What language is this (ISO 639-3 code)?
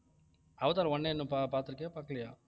tam